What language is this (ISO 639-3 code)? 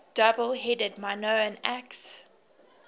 eng